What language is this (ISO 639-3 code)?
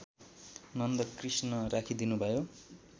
nep